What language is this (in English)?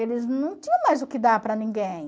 Portuguese